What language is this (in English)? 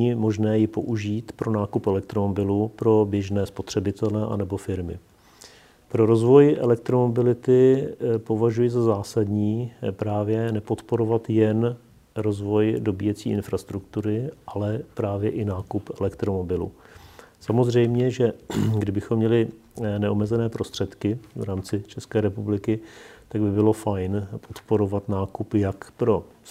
Czech